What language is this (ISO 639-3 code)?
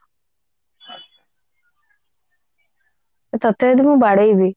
ori